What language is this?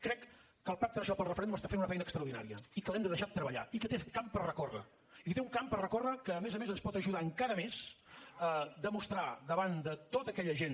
Catalan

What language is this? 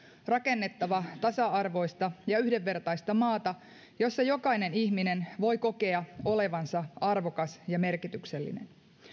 Finnish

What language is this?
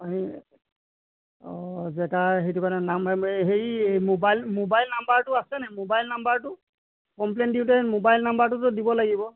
Assamese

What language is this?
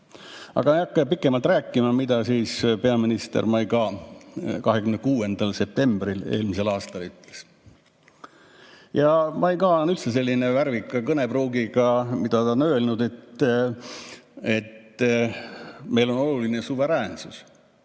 Estonian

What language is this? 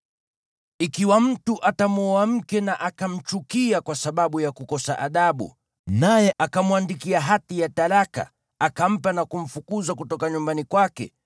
Swahili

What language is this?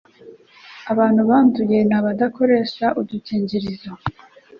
Kinyarwanda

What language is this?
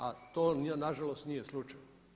Croatian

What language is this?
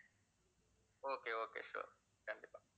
Tamil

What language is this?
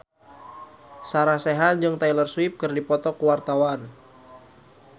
Sundanese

